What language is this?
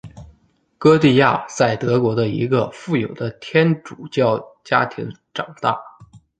Chinese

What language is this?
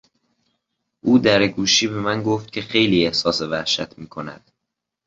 Persian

